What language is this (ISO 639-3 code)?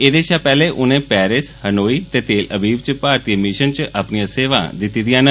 doi